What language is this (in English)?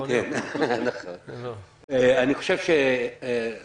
Hebrew